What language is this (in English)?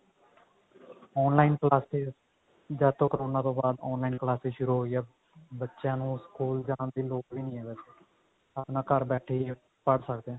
Punjabi